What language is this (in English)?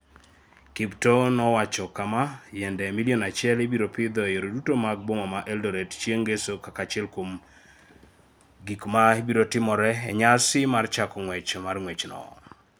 Luo (Kenya and Tanzania)